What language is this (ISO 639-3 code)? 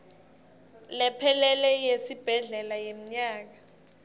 ssw